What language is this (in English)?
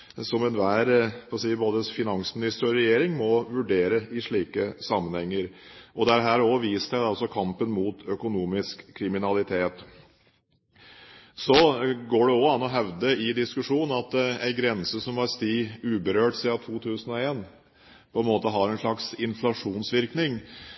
Norwegian Bokmål